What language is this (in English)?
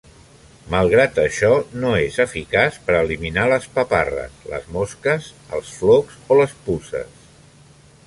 Catalan